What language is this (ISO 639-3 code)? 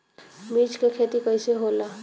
bho